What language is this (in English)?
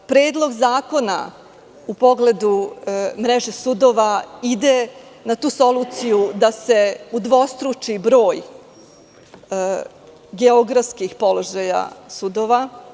Serbian